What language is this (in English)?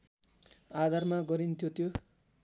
Nepali